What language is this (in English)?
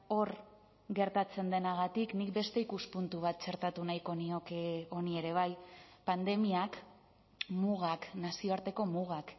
Basque